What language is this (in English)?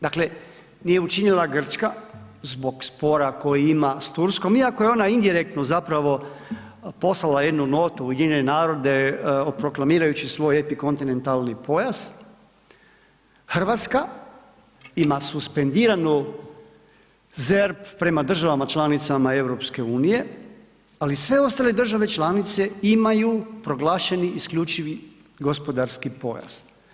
Croatian